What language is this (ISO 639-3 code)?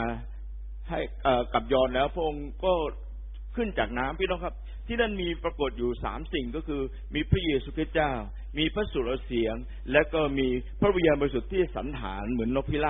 tha